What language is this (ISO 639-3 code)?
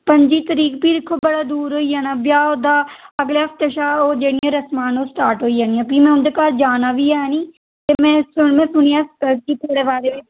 doi